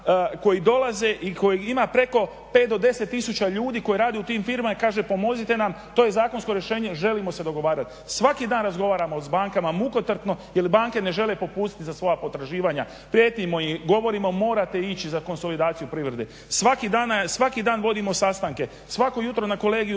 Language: Croatian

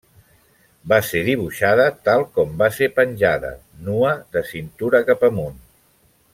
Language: Catalan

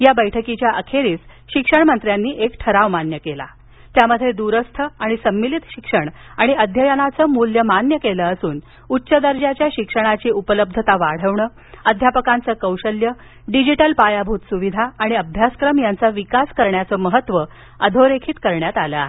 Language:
Marathi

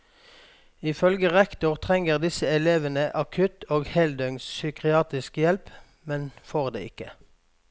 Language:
Norwegian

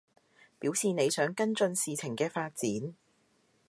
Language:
Cantonese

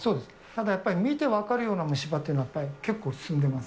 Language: Japanese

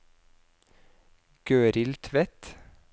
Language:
Norwegian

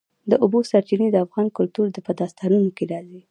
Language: Pashto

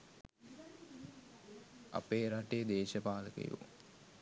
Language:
Sinhala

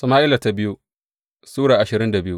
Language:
Hausa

